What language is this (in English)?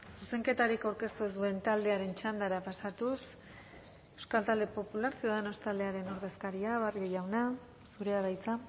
Basque